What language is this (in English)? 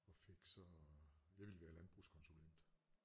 Danish